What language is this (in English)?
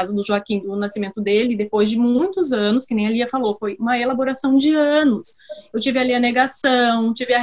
Portuguese